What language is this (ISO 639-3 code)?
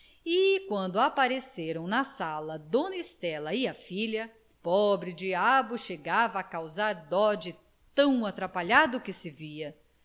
por